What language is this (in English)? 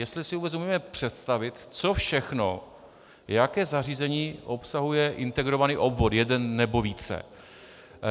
Czech